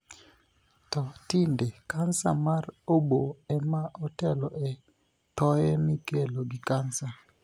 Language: Luo (Kenya and Tanzania)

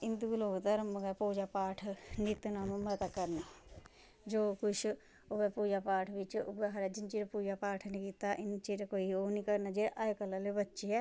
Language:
Dogri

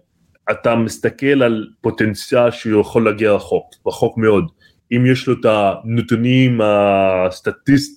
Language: Hebrew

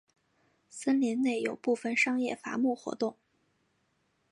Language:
Chinese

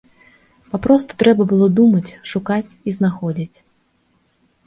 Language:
Belarusian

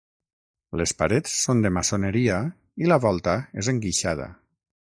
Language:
Catalan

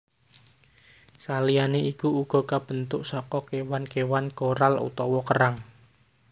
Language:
Javanese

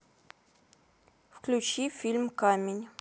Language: Russian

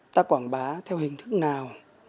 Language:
Vietnamese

